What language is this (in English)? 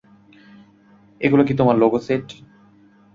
Bangla